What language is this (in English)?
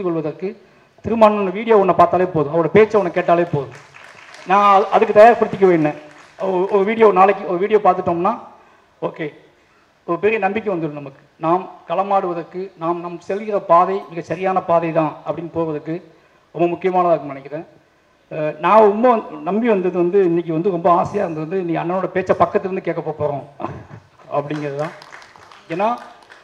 Tamil